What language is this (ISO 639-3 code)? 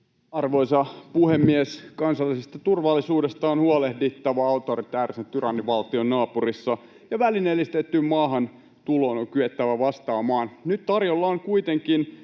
fin